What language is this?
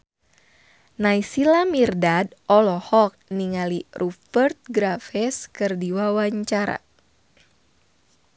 Sundanese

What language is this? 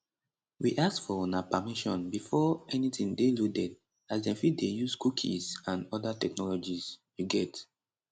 Nigerian Pidgin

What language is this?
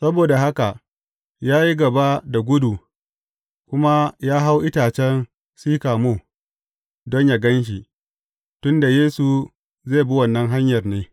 Hausa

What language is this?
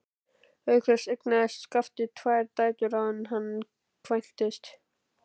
Icelandic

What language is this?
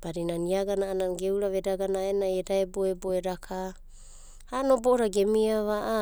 Abadi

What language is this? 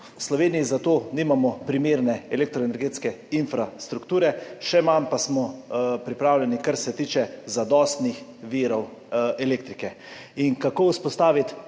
Slovenian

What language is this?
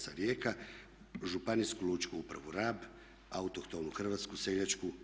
Croatian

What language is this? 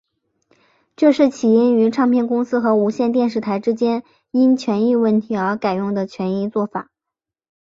Chinese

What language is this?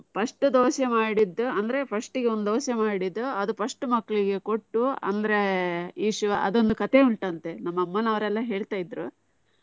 Kannada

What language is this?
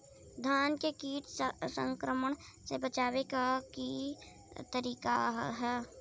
Bhojpuri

